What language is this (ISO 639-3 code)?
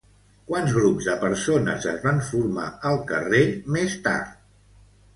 cat